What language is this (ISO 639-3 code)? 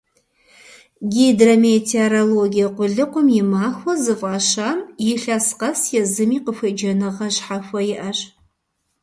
kbd